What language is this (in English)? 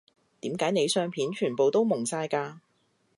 Cantonese